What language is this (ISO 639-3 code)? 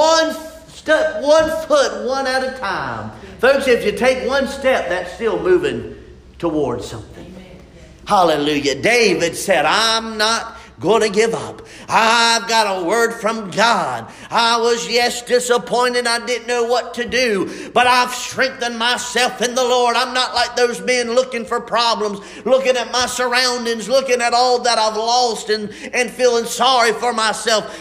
eng